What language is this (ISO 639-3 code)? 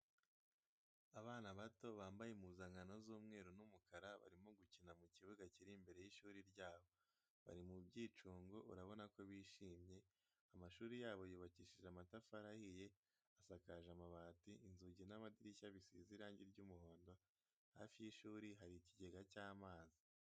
kin